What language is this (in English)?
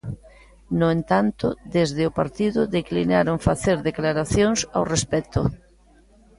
Galician